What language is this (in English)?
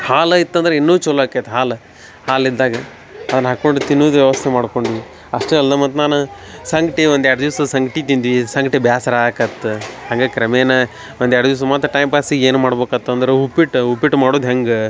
Kannada